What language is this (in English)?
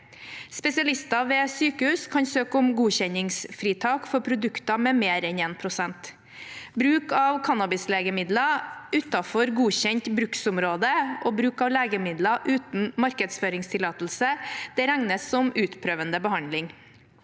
Norwegian